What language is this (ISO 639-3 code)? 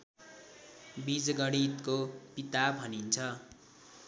nep